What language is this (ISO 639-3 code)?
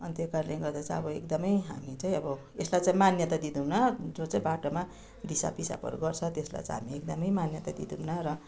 nep